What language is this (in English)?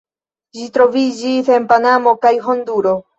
Esperanto